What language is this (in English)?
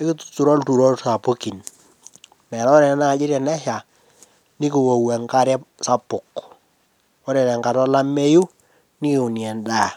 Masai